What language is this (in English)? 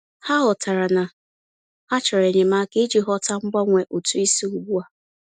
Igbo